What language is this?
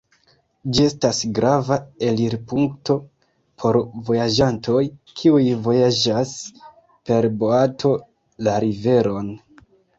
Esperanto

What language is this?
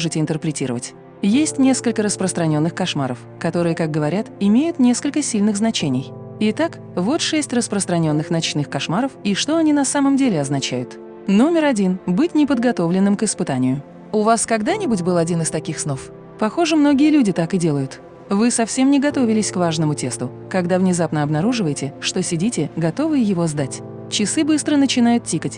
Russian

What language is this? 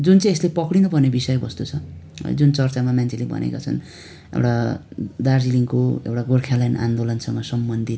Nepali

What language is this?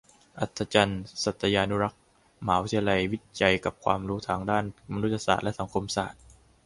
Thai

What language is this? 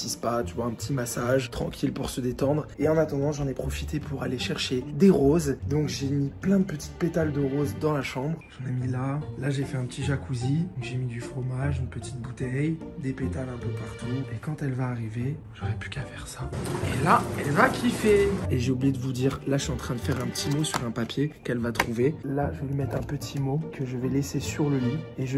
French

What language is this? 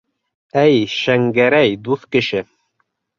Bashkir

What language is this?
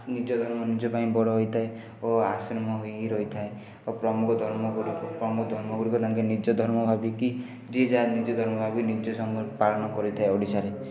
Odia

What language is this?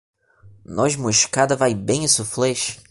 Portuguese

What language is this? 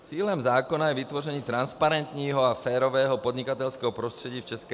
Czech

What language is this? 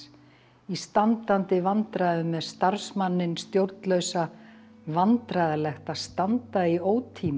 Icelandic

